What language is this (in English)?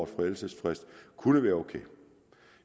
Danish